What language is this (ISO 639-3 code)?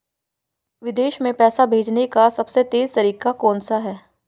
hin